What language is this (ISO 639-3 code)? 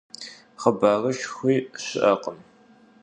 kbd